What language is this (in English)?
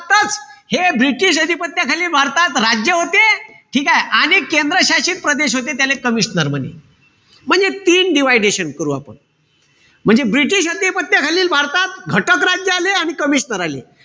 Marathi